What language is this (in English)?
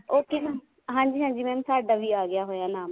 Punjabi